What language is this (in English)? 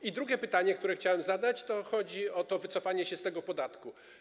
Polish